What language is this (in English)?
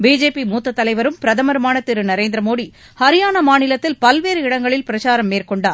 Tamil